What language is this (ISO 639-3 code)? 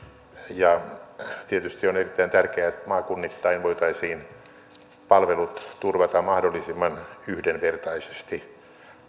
fin